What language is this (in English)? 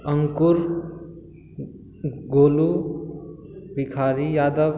Maithili